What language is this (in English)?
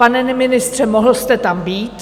Czech